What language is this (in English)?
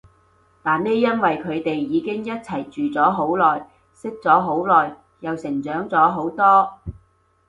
Cantonese